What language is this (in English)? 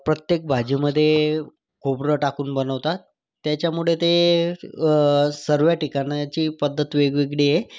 Marathi